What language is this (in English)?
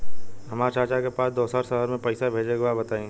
Bhojpuri